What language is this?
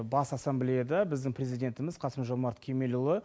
Kazakh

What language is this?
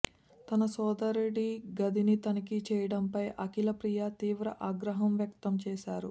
Telugu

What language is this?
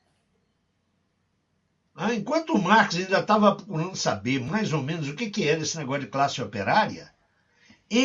Portuguese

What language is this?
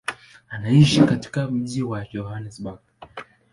Swahili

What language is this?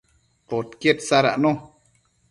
Matsés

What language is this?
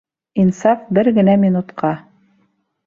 Bashkir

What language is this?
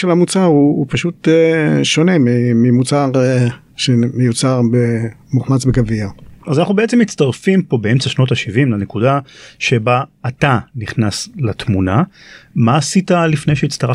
Hebrew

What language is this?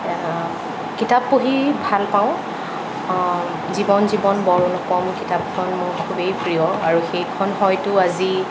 Assamese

